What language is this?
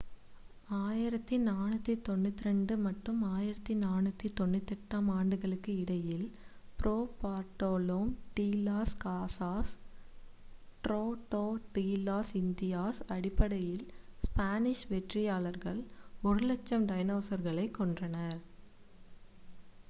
Tamil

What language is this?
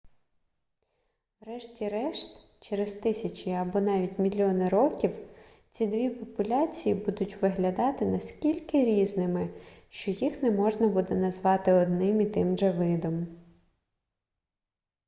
Ukrainian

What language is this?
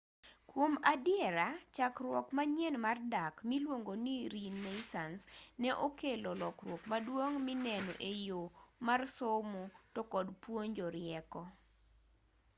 Luo (Kenya and Tanzania)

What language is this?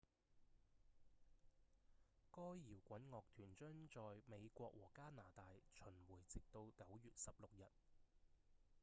Cantonese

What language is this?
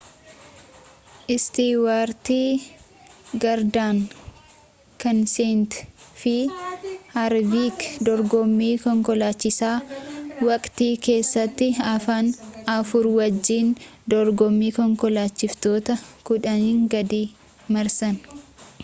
Oromo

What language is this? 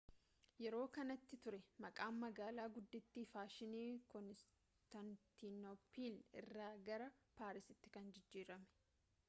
Oromo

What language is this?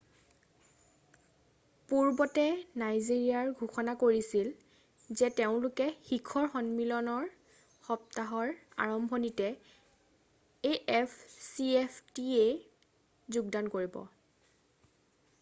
Assamese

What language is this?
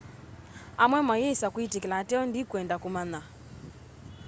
Kamba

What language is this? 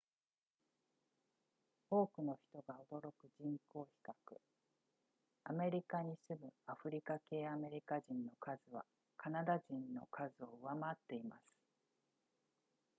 Japanese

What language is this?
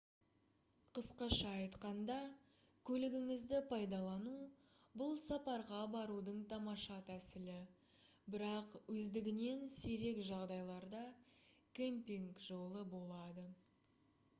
Kazakh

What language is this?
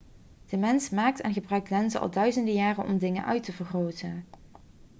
Dutch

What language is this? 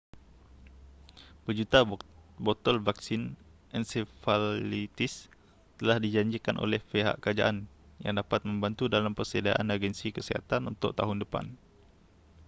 Malay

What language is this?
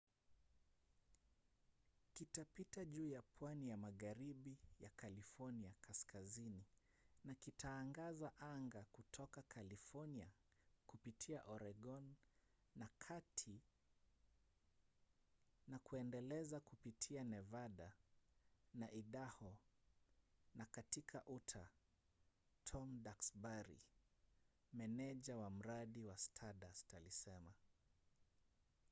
Swahili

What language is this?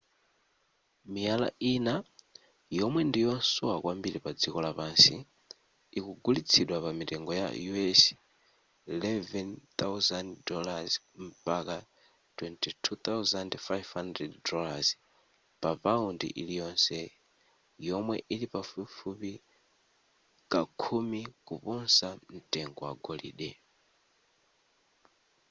Nyanja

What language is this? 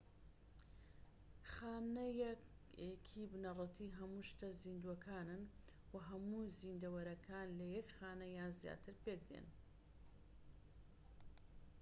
Central Kurdish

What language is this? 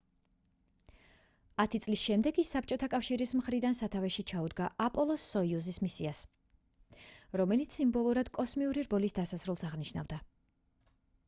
Georgian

